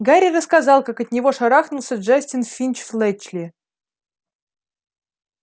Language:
Russian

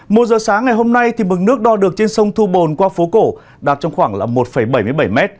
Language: Vietnamese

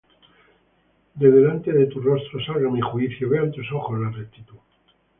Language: Spanish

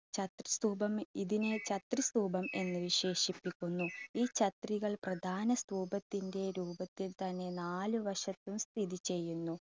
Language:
Malayalam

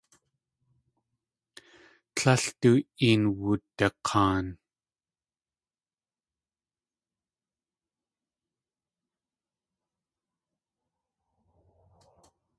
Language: Tlingit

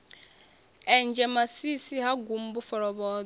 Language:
Venda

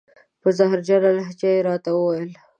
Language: Pashto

